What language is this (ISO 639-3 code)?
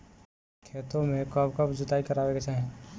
bho